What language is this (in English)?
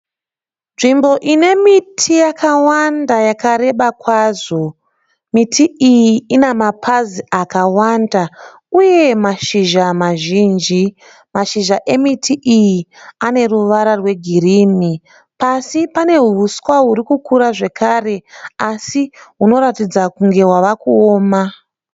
Shona